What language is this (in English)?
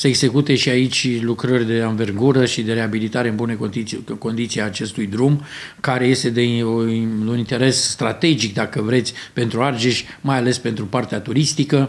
Romanian